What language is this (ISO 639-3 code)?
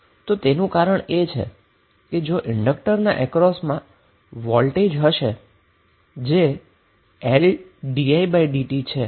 guj